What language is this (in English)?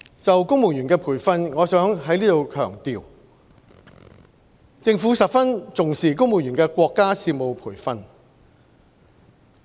Cantonese